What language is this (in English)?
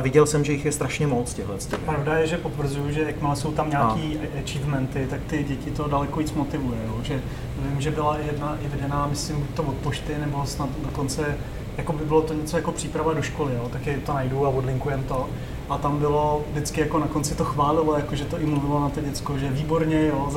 Czech